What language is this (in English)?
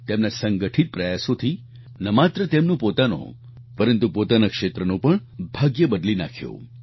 Gujarati